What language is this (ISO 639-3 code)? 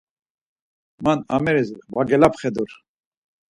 lzz